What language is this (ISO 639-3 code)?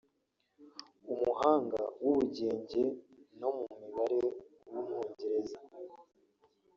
kin